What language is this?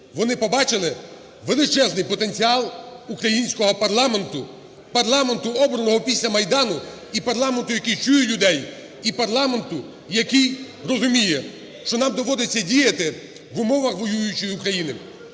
Ukrainian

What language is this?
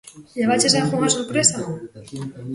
Galician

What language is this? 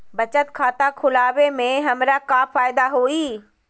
Magahi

